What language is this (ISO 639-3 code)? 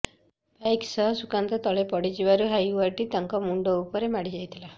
ori